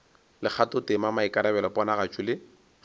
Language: Northern Sotho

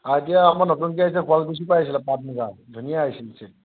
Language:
Assamese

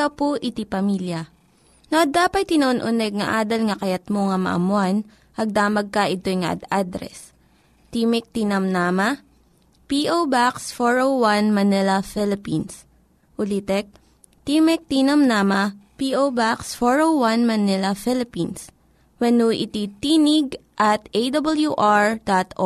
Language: Filipino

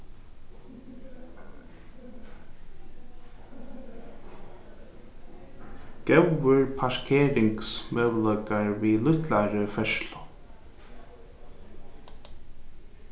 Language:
Faroese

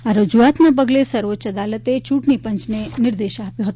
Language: Gujarati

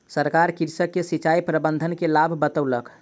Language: Maithili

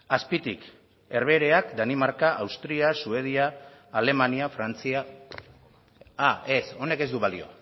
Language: Basque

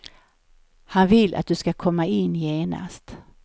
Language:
Swedish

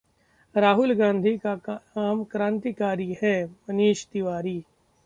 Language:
Hindi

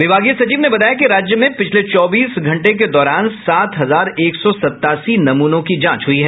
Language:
Hindi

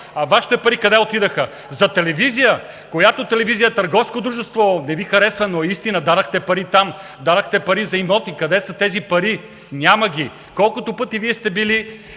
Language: Bulgarian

